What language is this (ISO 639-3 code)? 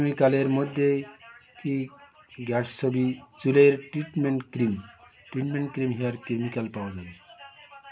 ben